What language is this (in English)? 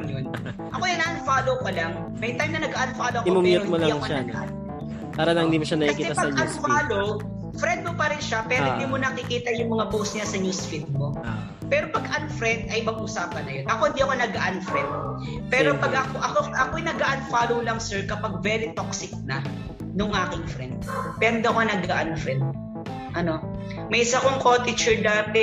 Filipino